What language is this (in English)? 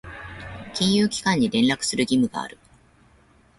Japanese